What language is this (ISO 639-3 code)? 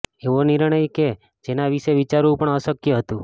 guj